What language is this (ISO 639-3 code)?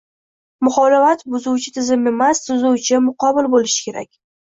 uzb